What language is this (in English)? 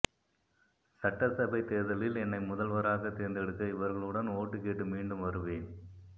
Tamil